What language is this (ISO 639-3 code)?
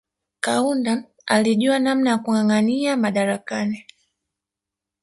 swa